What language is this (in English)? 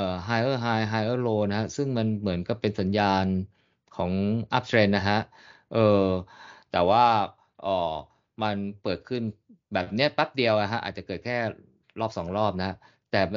Thai